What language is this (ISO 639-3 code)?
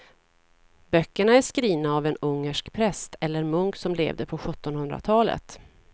swe